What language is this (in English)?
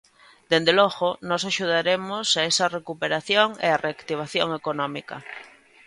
Galician